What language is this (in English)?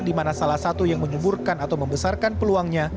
Indonesian